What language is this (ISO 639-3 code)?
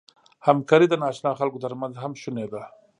pus